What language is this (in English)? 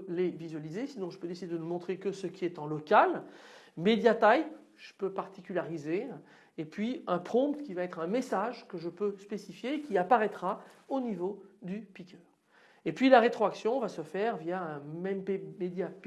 French